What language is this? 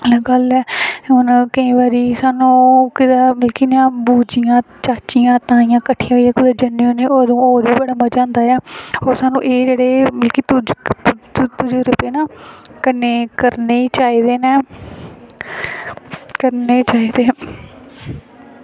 Dogri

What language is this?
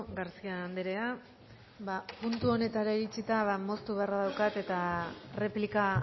Basque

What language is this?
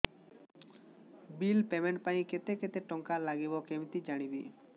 Odia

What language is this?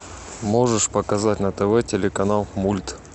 Russian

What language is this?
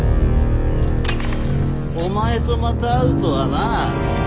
Japanese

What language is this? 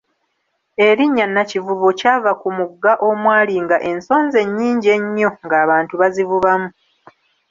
Ganda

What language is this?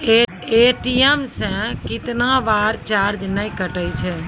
Maithili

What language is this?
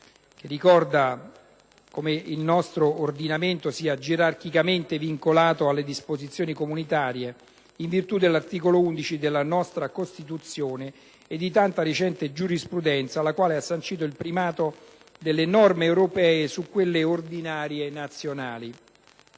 Italian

